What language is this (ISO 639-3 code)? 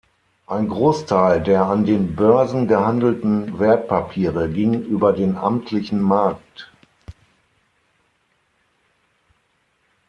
deu